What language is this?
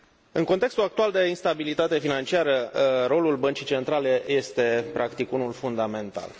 Romanian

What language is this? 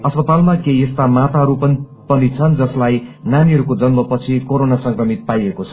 Nepali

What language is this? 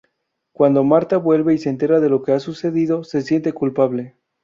Spanish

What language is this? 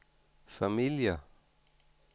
Danish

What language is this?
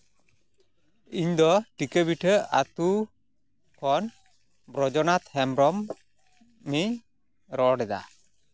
Santali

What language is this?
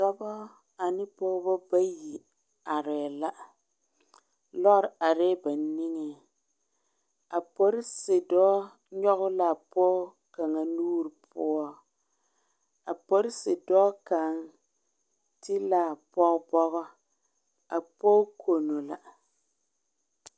Southern Dagaare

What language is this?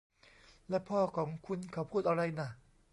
Thai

